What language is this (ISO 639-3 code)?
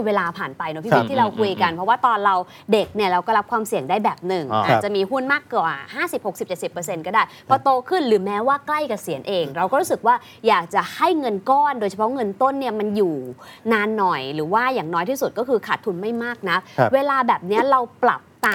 tha